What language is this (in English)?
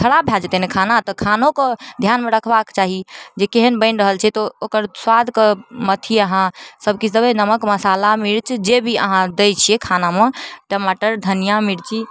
Maithili